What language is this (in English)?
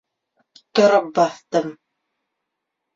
Bashkir